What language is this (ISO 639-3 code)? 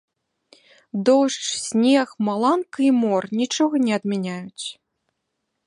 bel